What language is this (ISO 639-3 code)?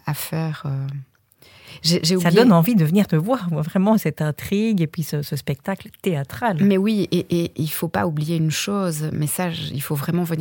fra